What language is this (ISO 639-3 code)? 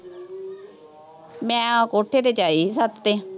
pan